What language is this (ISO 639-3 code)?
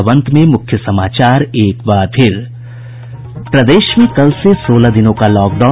hin